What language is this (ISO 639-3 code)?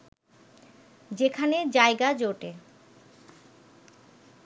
ben